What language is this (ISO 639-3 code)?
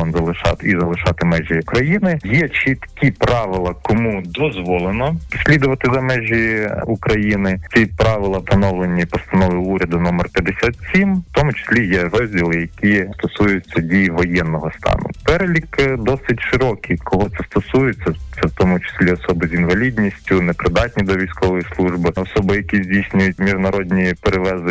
ukr